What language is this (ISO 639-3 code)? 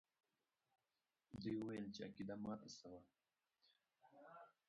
pus